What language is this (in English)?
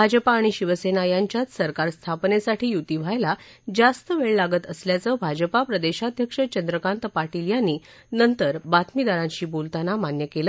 Marathi